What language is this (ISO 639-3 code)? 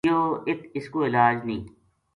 gju